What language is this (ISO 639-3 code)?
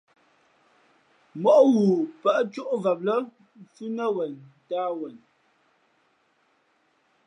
fmp